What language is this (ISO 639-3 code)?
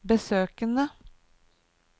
nor